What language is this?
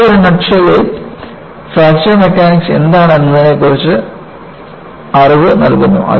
Malayalam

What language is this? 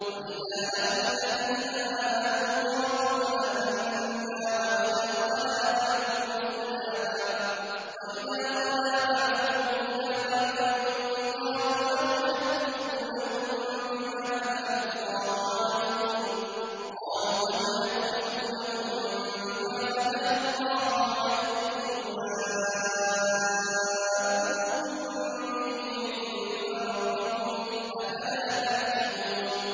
Arabic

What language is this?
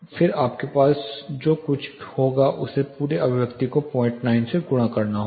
Hindi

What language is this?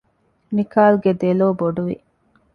Divehi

